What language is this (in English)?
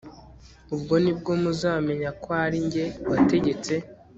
Kinyarwanda